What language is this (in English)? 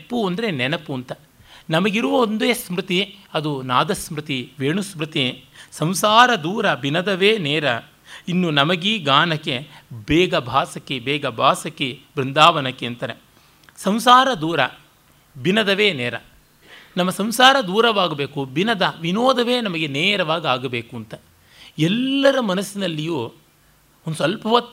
Kannada